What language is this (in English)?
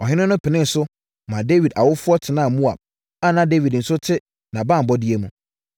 Akan